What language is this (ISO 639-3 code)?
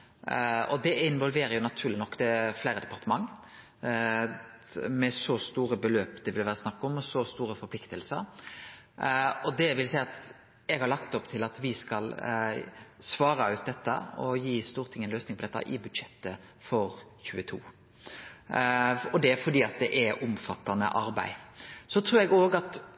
nno